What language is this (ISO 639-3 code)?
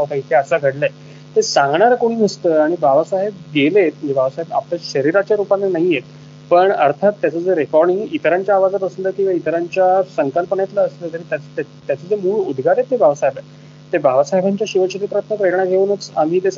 mar